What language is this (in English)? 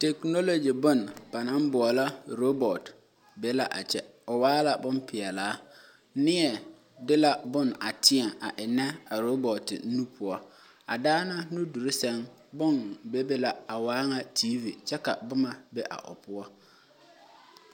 Southern Dagaare